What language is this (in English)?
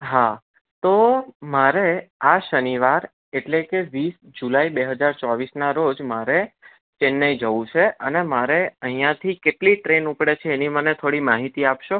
Gujarati